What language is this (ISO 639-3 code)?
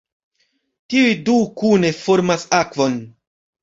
epo